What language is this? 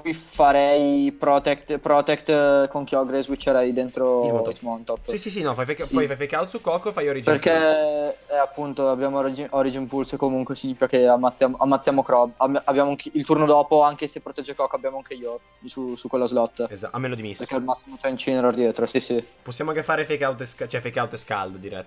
Italian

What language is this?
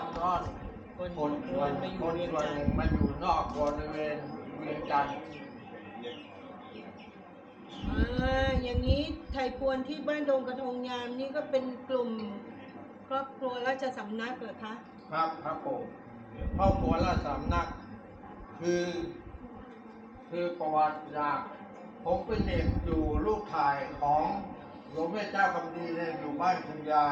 Thai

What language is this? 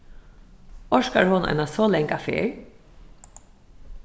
Faroese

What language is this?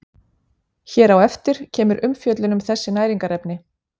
Icelandic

